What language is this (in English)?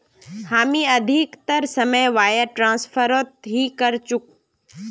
Magahi